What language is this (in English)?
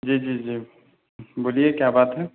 Urdu